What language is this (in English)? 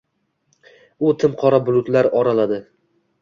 Uzbek